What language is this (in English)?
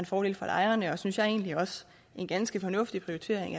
Danish